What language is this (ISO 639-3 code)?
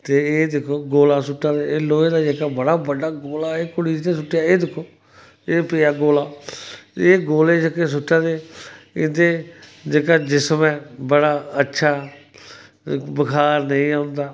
doi